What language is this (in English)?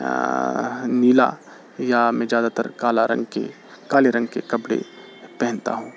Urdu